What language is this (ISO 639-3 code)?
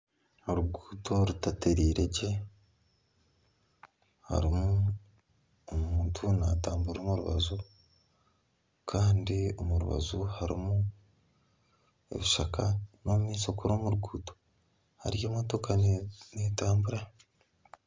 nyn